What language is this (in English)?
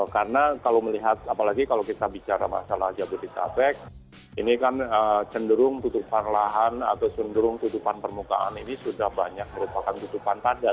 Indonesian